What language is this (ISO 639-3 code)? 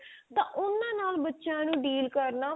pan